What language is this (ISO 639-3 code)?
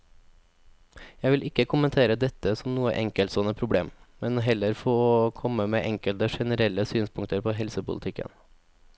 nor